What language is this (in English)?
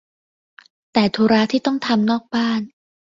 Thai